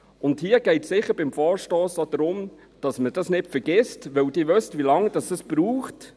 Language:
Swiss German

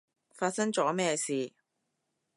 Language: Cantonese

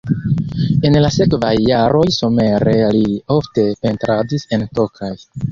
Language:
Esperanto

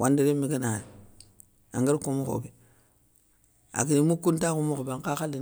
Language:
Soninke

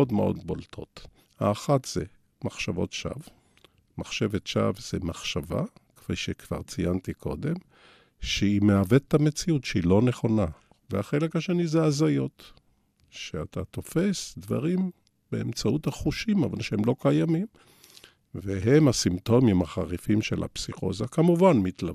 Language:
Hebrew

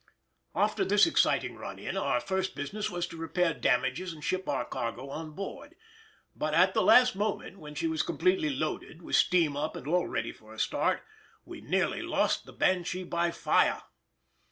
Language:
English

